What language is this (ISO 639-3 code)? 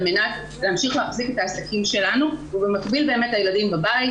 heb